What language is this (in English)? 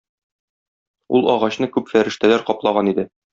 Tatar